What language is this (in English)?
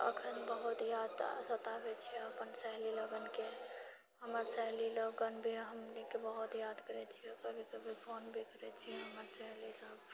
Maithili